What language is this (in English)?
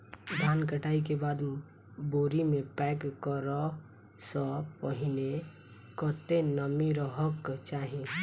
Maithili